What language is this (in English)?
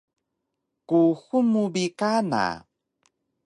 Taroko